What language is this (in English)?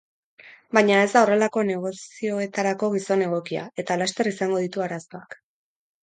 Basque